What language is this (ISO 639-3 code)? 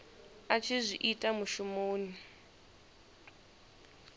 ven